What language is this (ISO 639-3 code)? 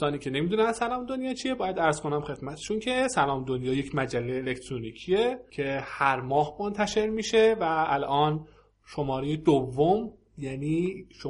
fas